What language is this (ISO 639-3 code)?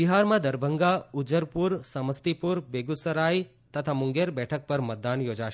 guj